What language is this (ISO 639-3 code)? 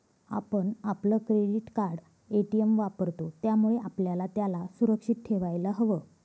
mar